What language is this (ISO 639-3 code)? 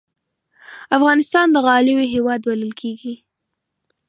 pus